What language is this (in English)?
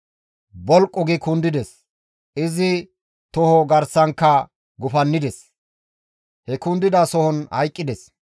Gamo